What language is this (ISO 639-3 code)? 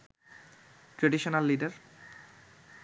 ben